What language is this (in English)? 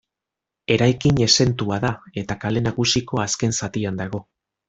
Basque